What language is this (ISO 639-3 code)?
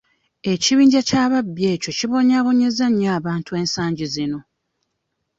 lug